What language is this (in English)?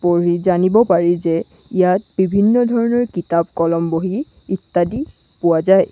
Assamese